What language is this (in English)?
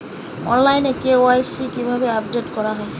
Bangla